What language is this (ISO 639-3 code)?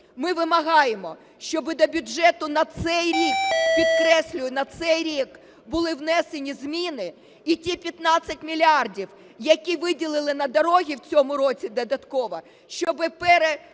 ukr